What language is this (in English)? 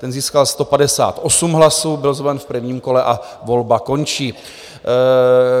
Czech